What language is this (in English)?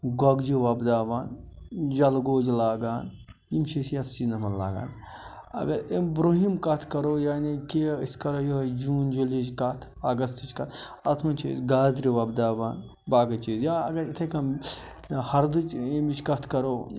Kashmiri